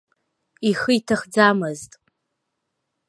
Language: Abkhazian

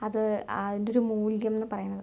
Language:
Malayalam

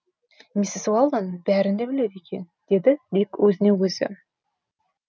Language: Kazakh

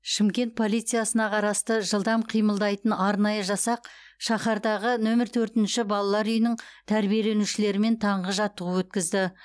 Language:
Kazakh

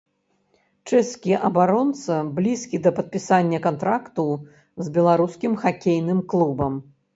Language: Belarusian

